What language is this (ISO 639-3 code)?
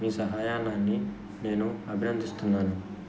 tel